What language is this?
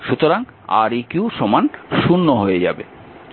Bangla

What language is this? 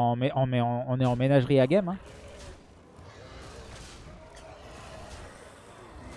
French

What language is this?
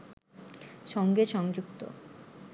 Bangla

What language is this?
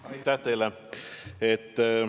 Estonian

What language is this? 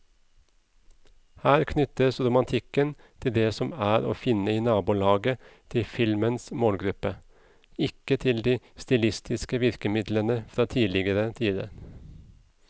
Norwegian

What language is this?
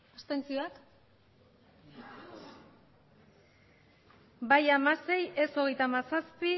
Basque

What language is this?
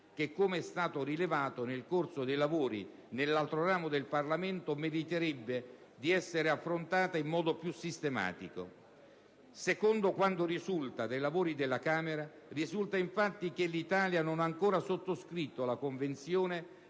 Italian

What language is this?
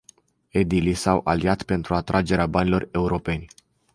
Romanian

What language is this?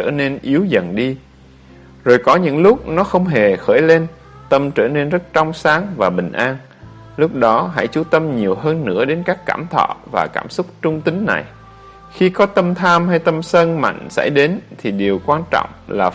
Vietnamese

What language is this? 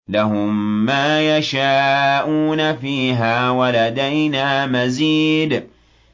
Arabic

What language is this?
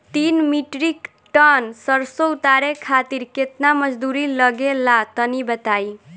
Bhojpuri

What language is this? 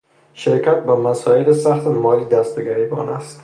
Persian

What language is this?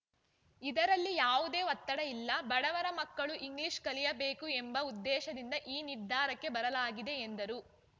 Kannada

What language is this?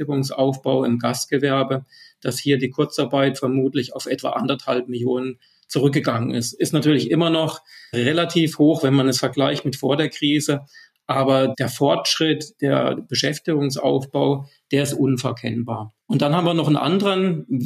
German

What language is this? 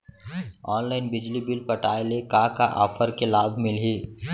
Chhattisgarhi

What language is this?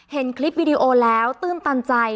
Thai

